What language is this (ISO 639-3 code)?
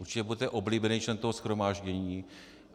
ces